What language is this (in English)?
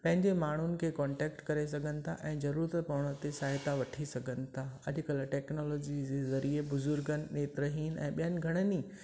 Sindhi